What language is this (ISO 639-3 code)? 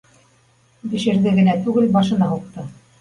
bak